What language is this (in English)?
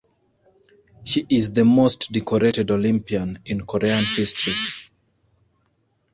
English